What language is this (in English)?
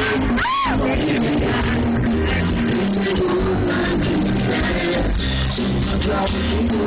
Korean